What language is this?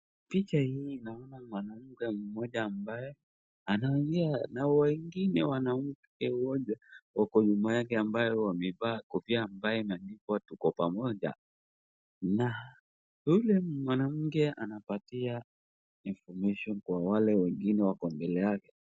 Swahili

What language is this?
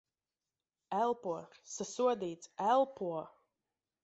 Latvian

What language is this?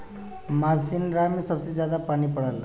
Bhojpuri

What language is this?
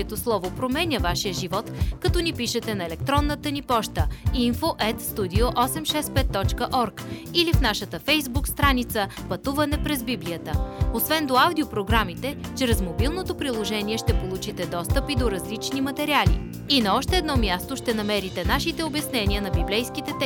Bulgarian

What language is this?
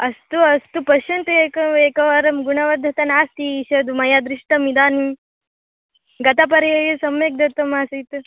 Sanskrit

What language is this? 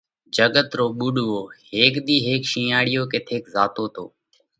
Parkari Koli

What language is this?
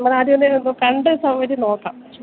Malayalam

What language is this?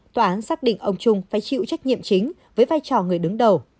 Vietnamese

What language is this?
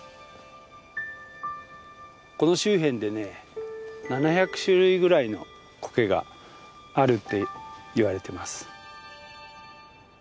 Japanese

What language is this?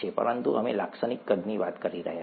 Gujarati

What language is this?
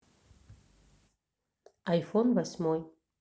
Russian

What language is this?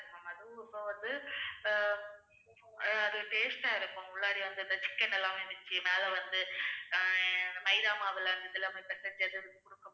Tamil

